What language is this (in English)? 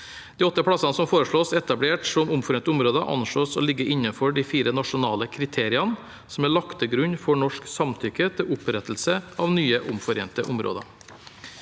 Norwegian